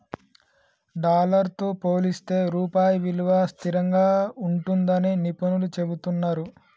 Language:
Telugu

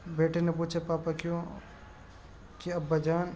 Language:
Urdu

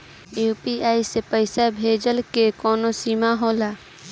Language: Bhojpuri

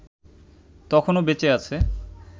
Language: Bangla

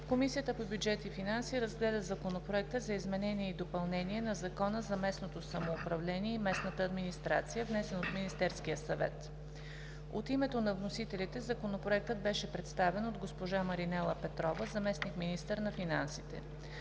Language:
Bulgarian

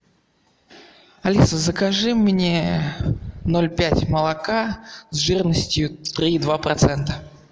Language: Russian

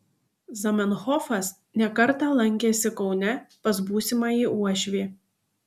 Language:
Lithuanian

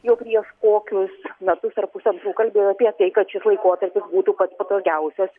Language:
Lithuanian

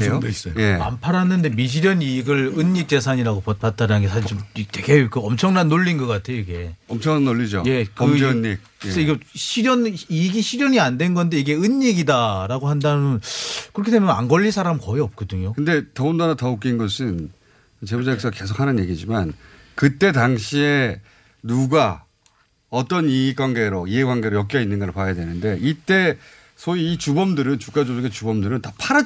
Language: Korean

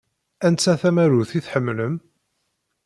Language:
Kabyle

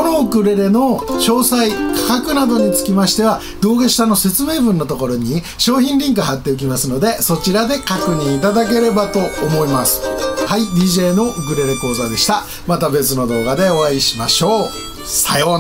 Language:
Japanese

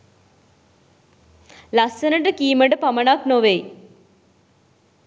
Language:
Sinhala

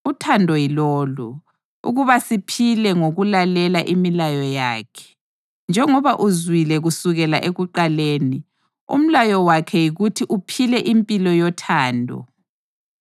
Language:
North Ndebele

